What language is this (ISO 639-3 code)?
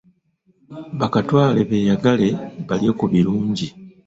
lug